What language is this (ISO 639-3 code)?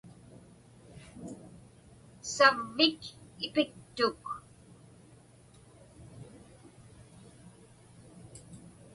ipk